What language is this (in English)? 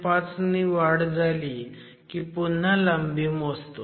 Marathi